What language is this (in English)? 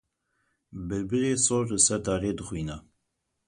Kurdish